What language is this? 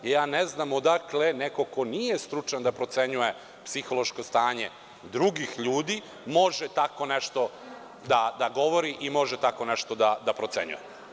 Serbian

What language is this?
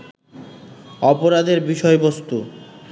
Bangla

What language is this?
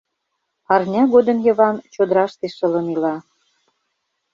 Mari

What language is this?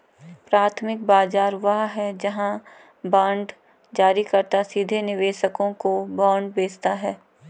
Hindi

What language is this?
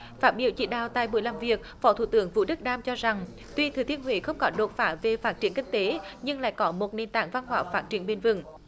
Vietnamese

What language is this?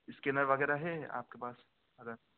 Urdu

